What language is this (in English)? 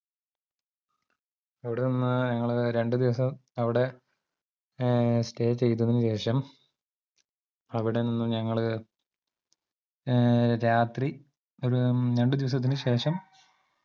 Malayalam